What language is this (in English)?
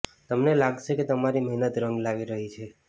Gujarati